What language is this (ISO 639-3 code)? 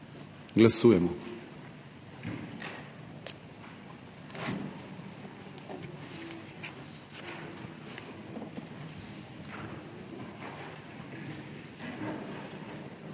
slv